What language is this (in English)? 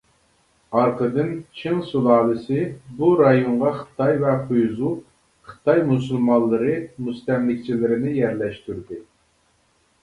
Uyghur